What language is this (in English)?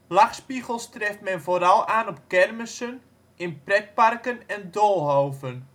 Dutch